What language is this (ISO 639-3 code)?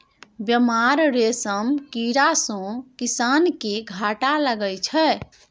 mai